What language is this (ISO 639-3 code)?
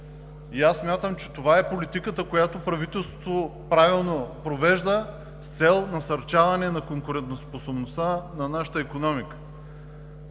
bul